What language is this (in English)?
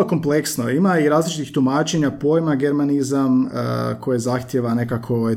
Croatian